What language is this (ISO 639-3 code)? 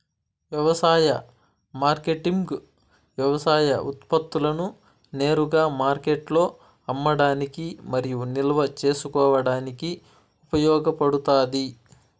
tel